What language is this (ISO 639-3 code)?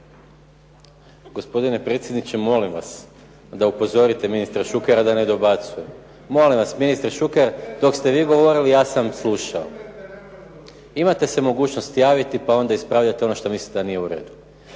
hrv